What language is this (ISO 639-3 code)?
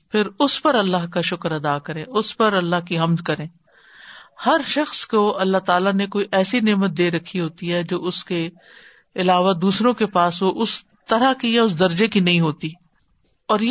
urd